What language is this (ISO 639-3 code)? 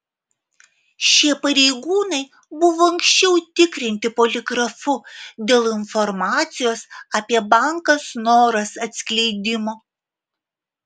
lit